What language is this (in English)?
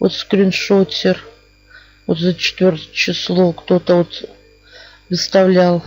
Russian